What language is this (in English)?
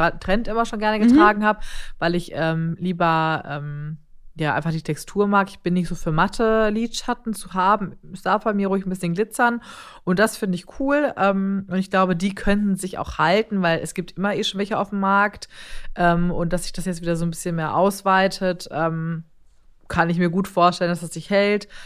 German